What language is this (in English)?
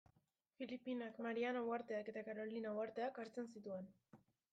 Basque